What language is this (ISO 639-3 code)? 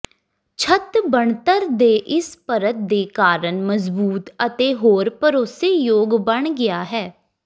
pan